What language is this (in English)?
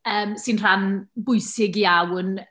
Welsh